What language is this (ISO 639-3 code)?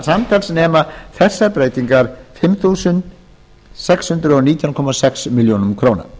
isl